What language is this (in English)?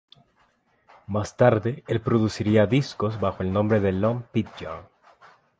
Spanish